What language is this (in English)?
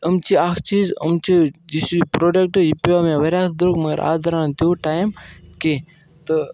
Kashmiri